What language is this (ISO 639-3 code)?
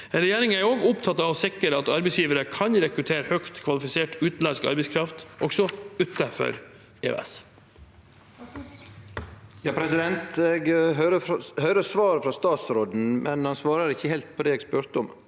nor